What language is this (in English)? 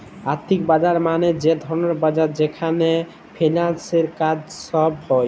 Bangla